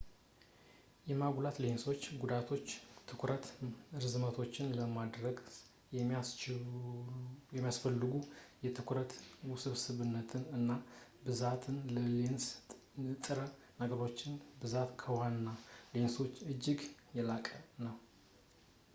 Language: Amharic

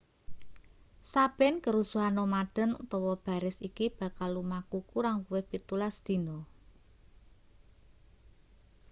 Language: Javanese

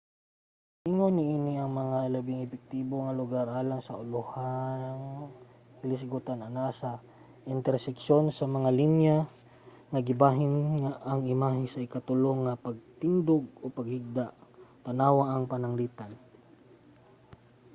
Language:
Cebuano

